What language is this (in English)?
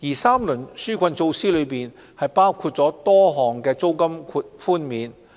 Cantonese